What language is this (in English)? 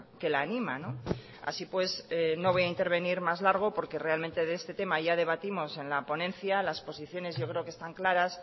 Spanish